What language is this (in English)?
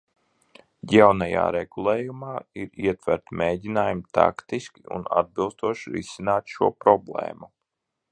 Latvian